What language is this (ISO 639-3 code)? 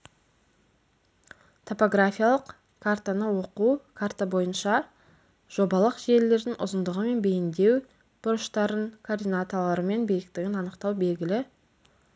kaz